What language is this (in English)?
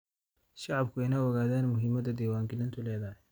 Somali